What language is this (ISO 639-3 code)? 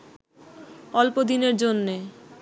ben